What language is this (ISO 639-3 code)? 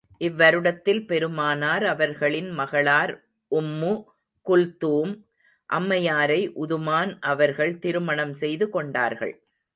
tam